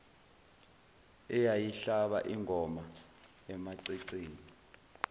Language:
Zulu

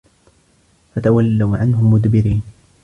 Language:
Arabic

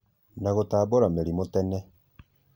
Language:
Kikuyu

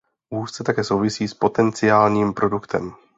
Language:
Czech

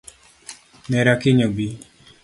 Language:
Luo (Kenya and Tanzania)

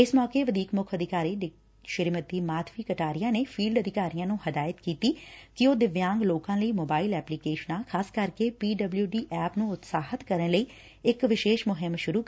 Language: Punjabi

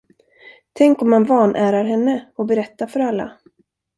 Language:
Swedish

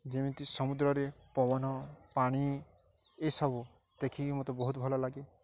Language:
Odia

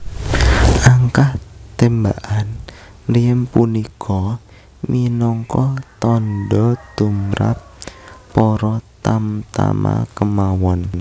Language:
Javanese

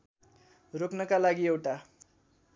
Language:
Nepali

